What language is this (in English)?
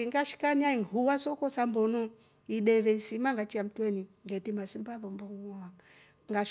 Rombo